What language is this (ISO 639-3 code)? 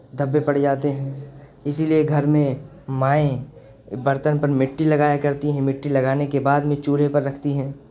urd